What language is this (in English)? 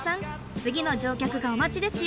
Japanese